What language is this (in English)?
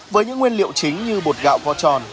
Vietnamese